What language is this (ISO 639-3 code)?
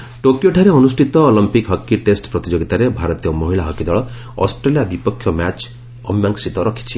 ori